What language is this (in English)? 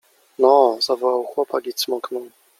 Polish